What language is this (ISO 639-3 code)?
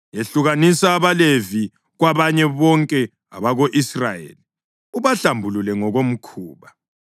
nde